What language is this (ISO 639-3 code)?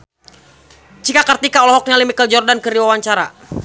sun